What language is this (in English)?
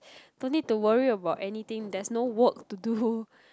English